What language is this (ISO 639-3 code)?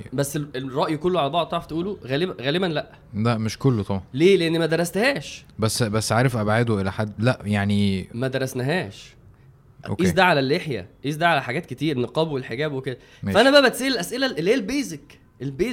ara